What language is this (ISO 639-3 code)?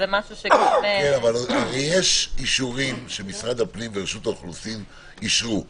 heb